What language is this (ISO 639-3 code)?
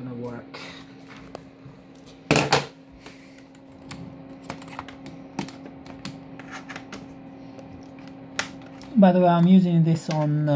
eng